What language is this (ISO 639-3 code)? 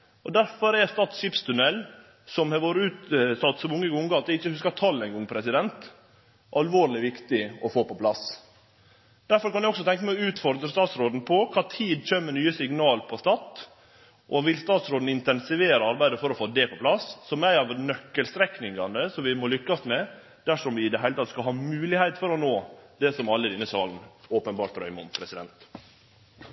nno